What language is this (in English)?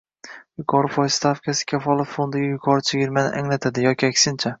Uzbek